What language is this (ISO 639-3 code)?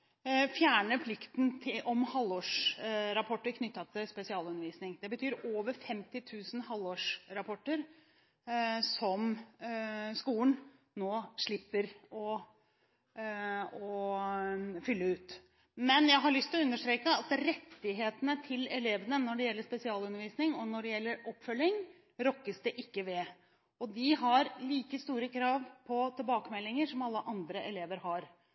nob